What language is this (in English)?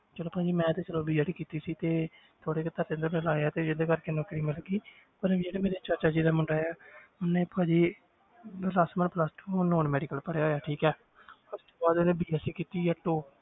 Punjabi